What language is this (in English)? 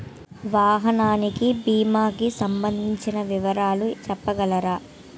Telugu